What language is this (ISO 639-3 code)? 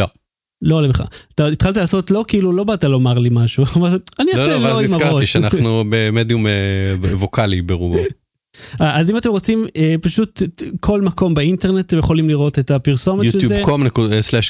heb